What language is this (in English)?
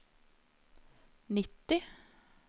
Norwegian